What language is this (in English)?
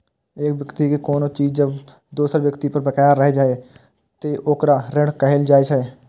Maithili